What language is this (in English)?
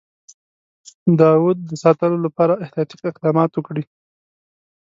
Pashto